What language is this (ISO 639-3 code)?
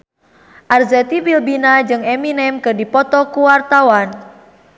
sun